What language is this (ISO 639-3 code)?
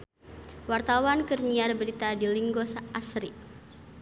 sun